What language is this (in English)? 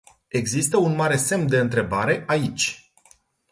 Romanian